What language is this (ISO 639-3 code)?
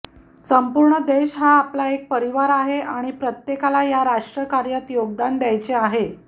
mar